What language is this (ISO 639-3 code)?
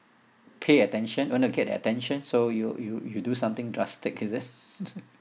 eng